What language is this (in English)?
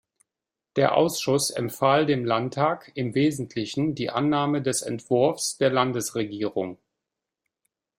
German